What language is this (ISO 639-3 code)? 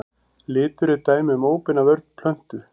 isl